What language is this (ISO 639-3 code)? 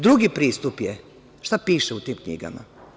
srp